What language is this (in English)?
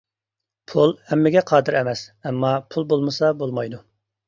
Uyghur